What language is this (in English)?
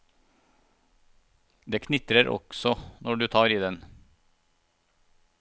Norwegian